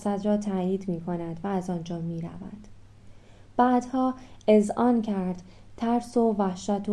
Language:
Persian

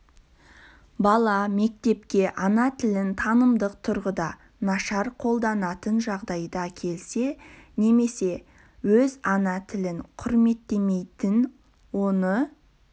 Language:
Kazakh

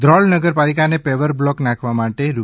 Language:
Gujarati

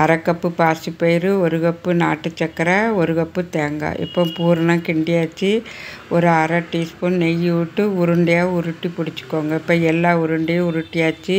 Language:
Tamil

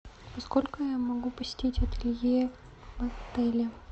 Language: Russian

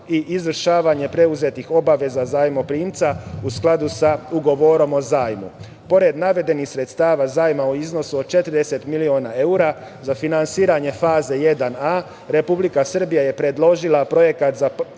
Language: Serbian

